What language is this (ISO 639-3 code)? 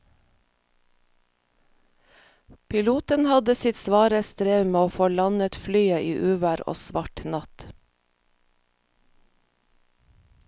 nor